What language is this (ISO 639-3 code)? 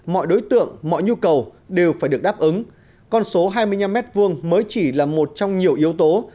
vie